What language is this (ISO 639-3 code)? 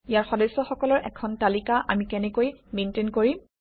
asm